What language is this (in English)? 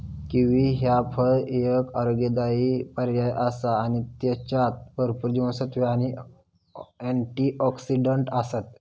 Marathi